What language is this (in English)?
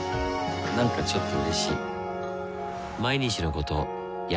Japanese